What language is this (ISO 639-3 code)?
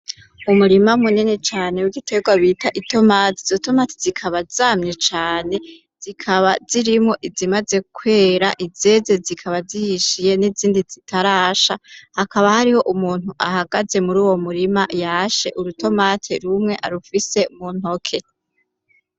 run